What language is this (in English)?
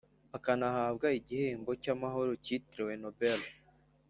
Kinyarwanda